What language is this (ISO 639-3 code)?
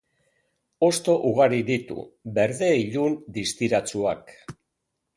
eus